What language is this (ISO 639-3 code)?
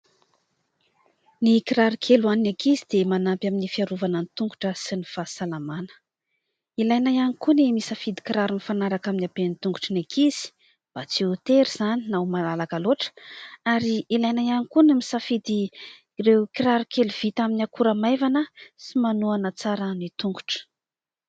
mlg